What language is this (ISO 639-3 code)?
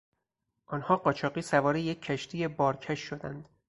fas